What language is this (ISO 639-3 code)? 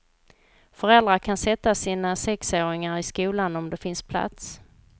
swe